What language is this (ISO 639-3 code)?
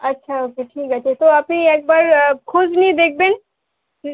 ben